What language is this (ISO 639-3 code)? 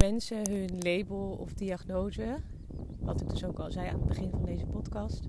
nld